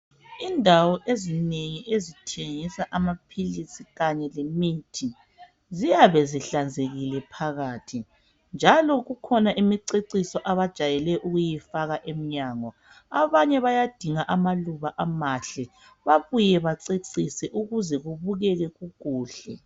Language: North Ndebele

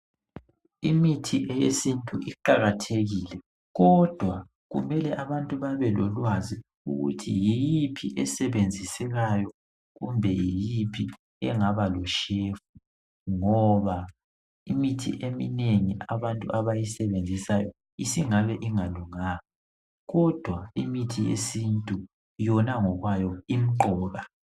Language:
North Ndebele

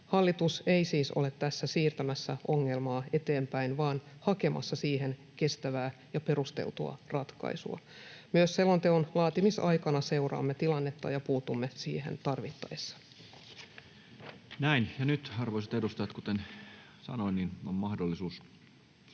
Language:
Finnish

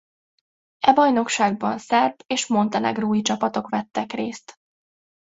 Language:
Hungarian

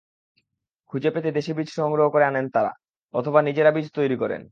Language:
Bangla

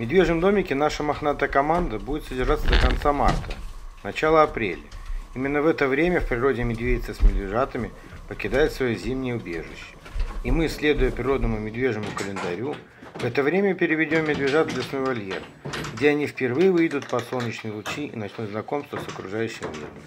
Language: Russian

